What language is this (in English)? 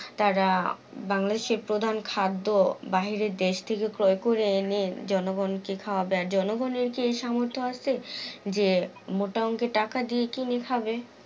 Bangla